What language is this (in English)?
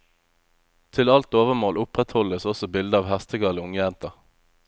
Norwegian